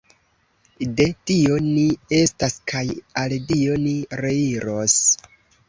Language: Esperanto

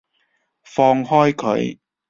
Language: Cantonese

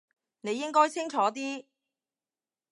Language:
Cantonese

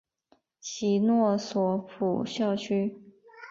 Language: Chinese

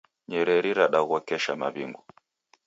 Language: Taita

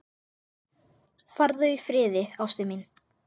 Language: Icelandic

